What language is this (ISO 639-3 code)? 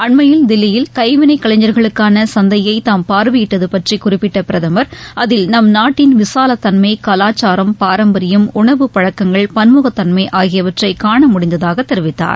tam